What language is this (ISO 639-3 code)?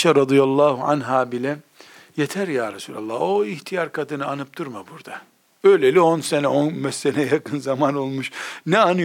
tur